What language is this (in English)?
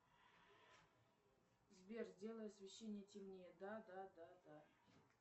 Russian